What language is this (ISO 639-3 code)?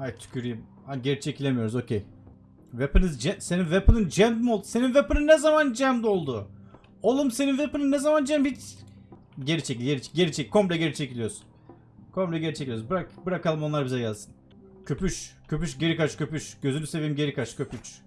tur